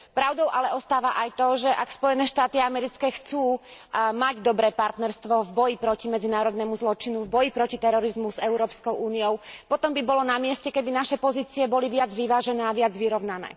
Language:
Slovak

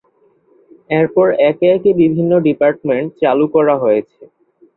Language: Bangla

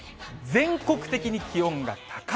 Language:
Japanese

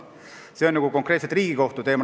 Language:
Estonian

